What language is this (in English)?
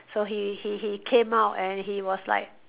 English